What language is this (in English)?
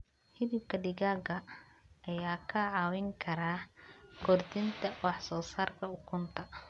Somali